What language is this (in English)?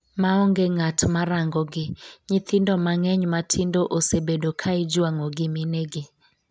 Luo (Kenya and Tanzania)